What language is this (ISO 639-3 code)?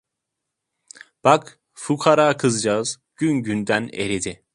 tur